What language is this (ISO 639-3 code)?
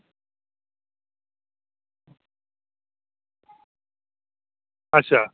doi